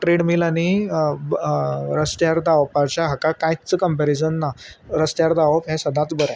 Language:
Konkani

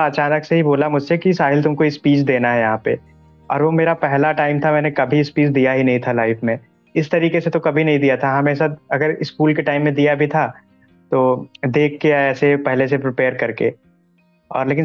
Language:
Hindi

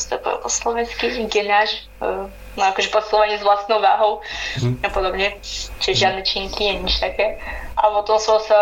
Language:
Slovak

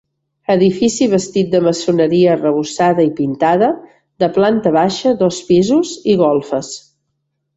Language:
Catalan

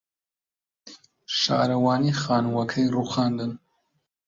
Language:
Central Kurdish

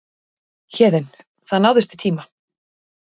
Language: Icelandic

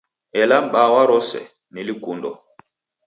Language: Taita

